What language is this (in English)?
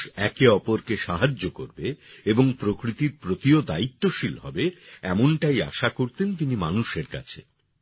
Bangla